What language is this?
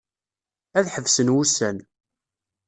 Kabyle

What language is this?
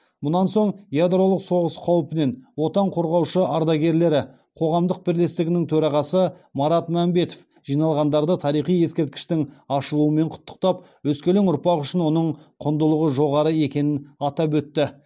Kazakh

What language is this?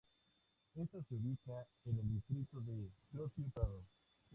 Spanish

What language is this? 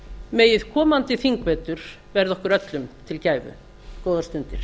Icelandic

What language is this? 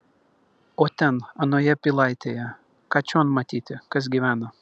Lithuanian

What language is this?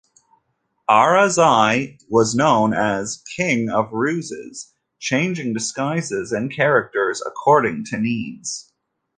English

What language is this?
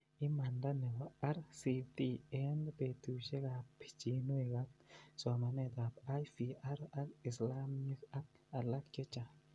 Kalenjin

